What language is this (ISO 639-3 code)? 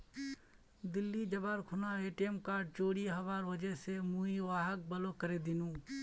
mag